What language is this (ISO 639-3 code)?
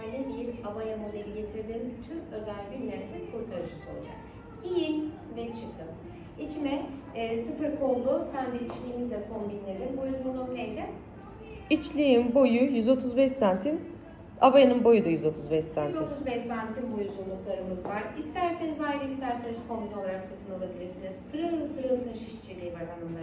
tur